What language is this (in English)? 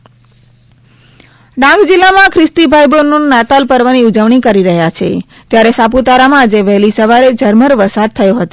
Gujarati